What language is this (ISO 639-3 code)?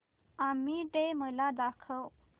mar